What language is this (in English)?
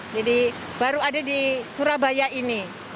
Indonesian